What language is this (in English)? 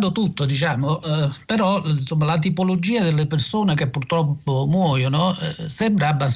Italian